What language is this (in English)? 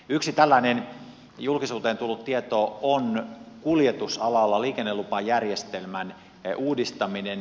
Finnish